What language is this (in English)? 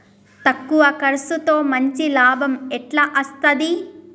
Telugu